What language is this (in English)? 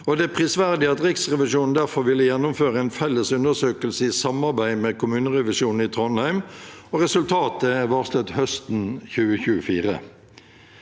Norwegian